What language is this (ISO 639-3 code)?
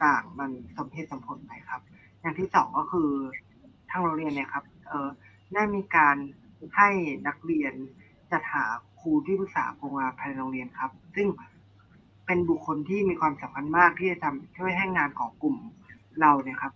tha